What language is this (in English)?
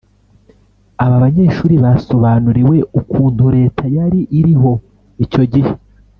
Kinyarwanda